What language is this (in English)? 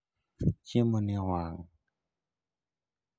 Luo (Kenya and Tanzania)